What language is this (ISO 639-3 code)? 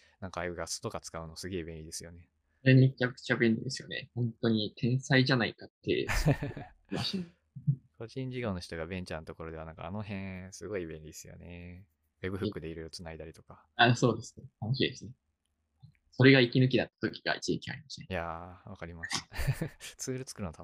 jpn